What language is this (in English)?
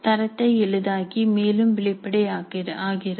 Tamil